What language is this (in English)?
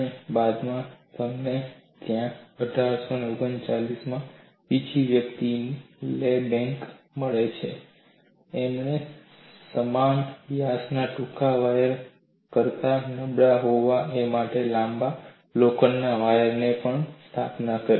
Gujarati